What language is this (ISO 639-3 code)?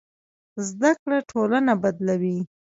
pus